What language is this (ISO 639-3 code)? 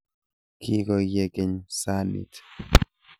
kln